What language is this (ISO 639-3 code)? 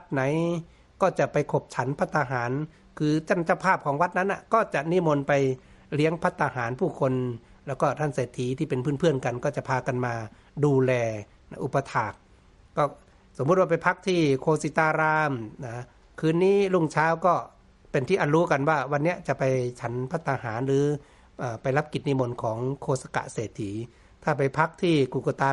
tha